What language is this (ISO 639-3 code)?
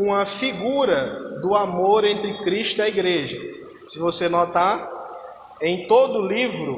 por